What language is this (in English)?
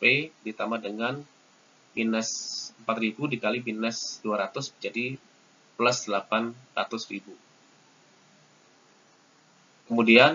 Indonesian